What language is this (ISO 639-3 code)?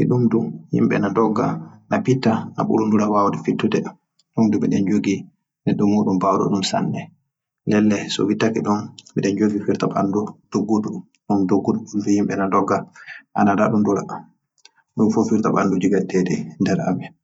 fuh